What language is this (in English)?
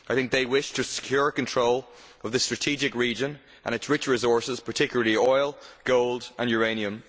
English